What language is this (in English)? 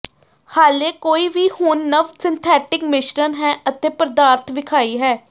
Punjabi